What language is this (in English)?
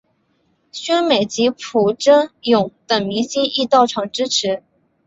Chinese